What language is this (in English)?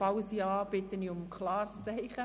Swiss German